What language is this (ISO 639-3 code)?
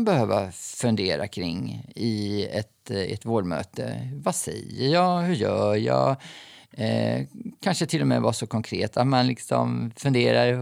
swe